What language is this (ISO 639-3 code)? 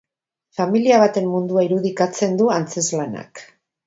eus